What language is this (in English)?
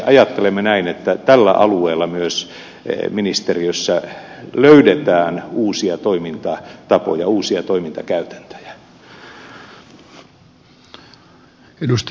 Finnish